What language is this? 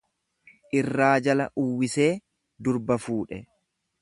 Oromo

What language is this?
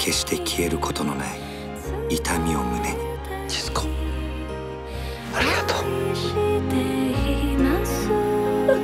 Japanese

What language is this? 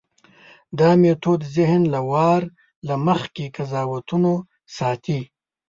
Pashto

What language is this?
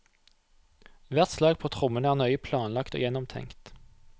Norwegian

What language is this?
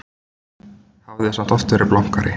Icelandic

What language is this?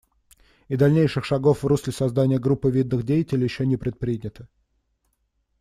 Russian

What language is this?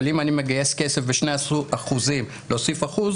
Hebrew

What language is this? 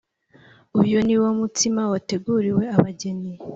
Kinyarwanda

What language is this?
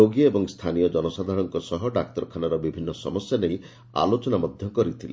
Odia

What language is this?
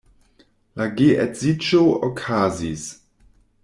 Esperanto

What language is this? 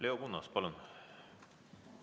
Estonian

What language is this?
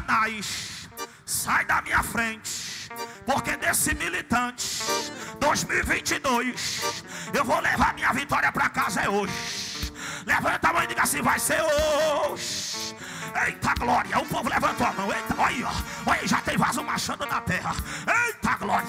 Portuguese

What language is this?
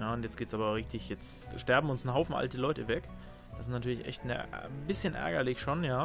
German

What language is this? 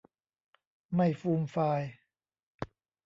Thai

